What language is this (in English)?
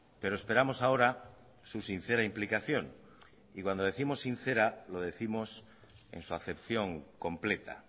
Spanish